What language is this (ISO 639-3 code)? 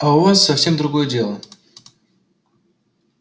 rus